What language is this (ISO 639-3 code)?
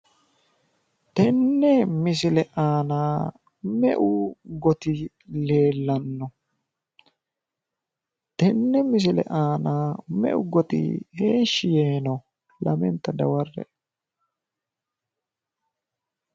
sid